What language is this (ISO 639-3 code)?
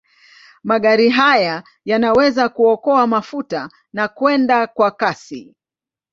swa